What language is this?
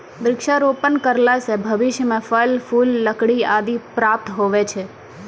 Maithili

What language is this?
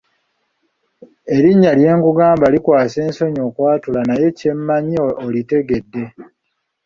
Ganda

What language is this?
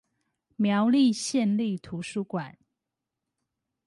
Chinese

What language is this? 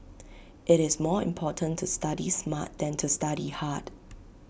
English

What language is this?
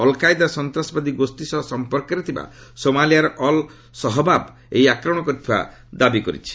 Odia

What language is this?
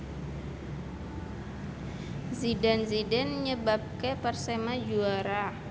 Javanese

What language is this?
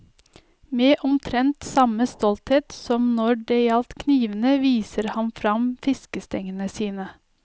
Norwegian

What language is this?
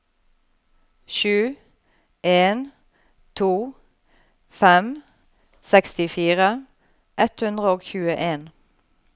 Norwegian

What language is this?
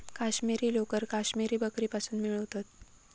Marathi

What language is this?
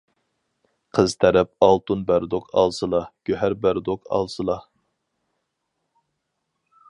Uyghur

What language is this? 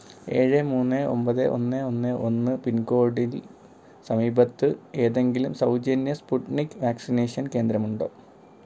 Malayalam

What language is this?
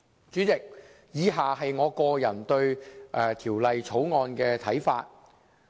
Cantonese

